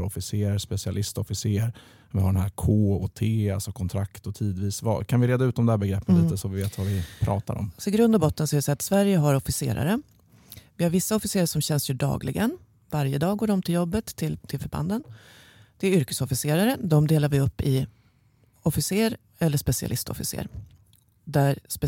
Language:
Swedish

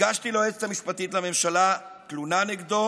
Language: Hebrew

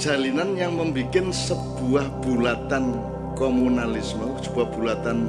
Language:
Indonesian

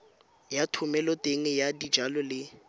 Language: Tswana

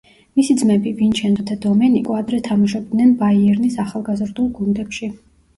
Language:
Georgian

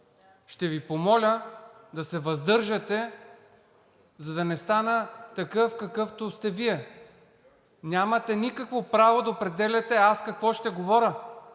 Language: Bulgarian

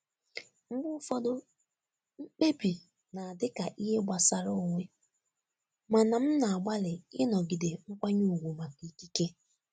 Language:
Igbo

